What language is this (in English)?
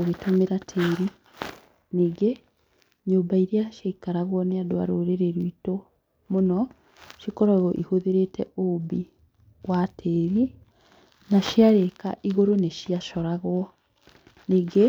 Kikuyu